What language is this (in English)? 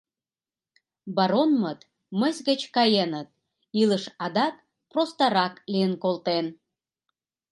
Mari